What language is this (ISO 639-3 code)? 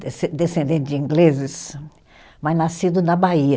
por